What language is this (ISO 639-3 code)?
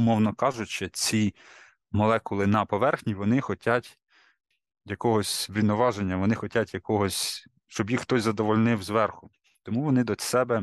ukr